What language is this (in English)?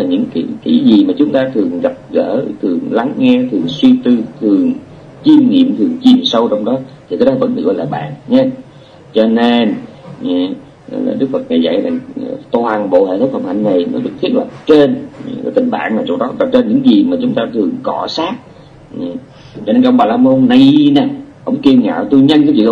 Vietnamese